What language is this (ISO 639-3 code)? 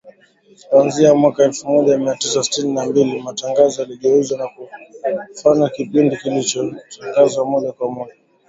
swa